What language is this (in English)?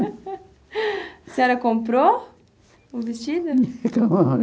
Portuguese